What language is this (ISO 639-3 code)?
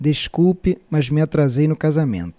por